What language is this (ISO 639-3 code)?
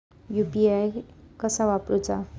mar